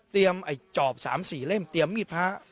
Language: Thai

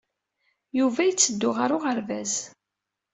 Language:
Kabyle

